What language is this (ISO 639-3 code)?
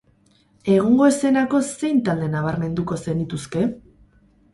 eus